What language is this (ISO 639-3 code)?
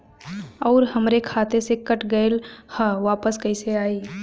bho